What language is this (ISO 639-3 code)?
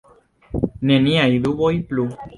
epo